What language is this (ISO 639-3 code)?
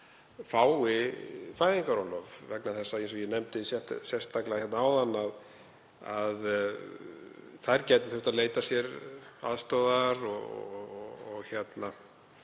isl